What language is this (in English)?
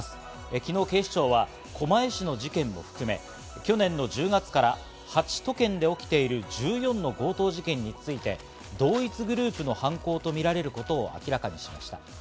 Japanese